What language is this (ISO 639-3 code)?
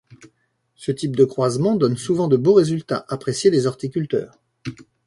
fra